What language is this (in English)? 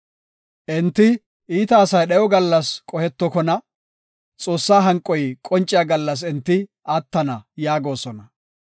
Gofa